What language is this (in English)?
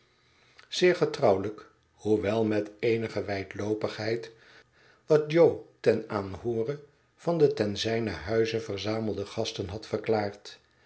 Dutch